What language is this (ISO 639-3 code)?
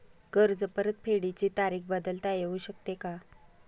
mar